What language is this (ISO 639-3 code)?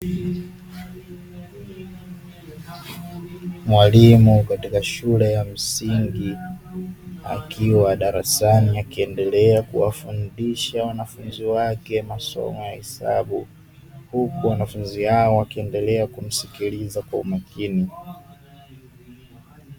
swa